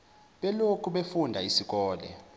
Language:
Zulu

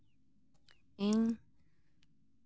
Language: Santali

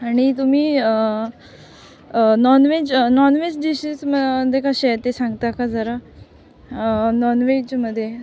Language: Marathi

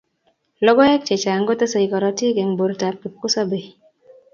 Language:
Kalenjin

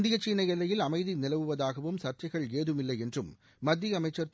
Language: Tamil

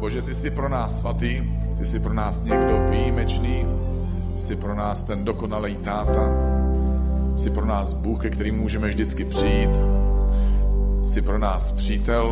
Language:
Czech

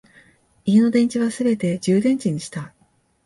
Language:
Japanese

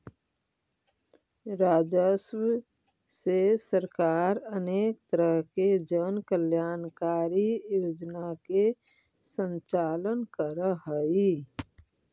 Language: Magahi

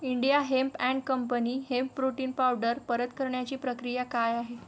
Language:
Marathi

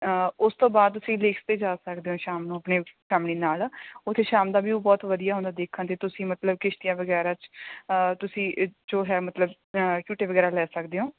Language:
Punjabi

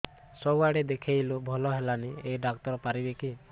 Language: Odia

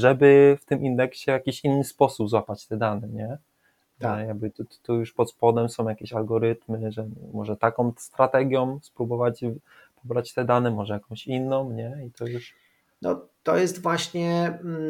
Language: Polish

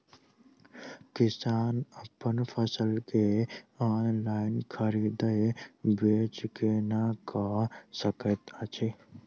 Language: Maithili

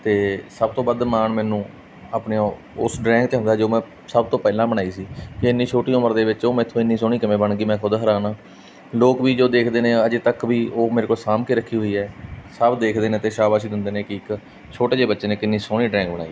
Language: Punjabi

